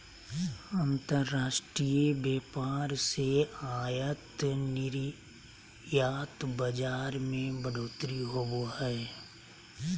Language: Magahi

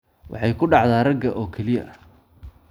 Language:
Somali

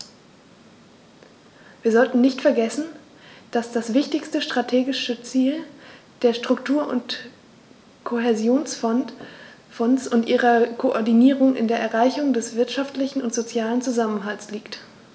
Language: German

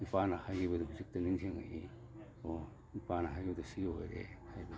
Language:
Manipuri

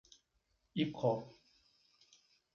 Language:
Portuguese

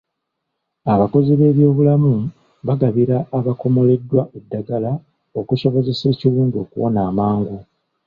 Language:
Ganda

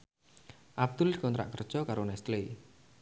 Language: Javanese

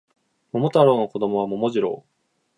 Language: Japanese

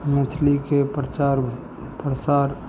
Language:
Maithili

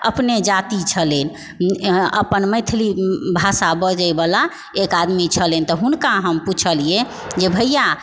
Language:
Maithili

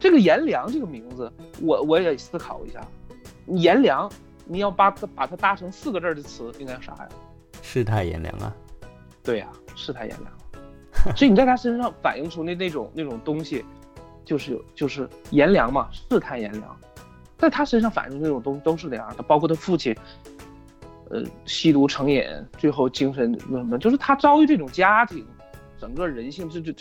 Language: Chinese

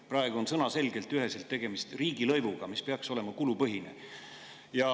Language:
Estonian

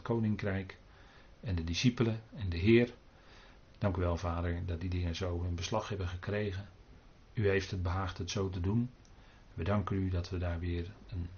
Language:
Dutch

